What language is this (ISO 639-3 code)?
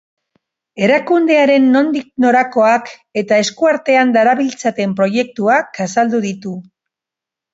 eus